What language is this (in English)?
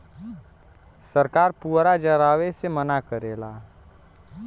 Bhojpuri